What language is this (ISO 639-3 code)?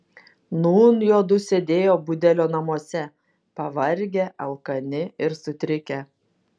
lit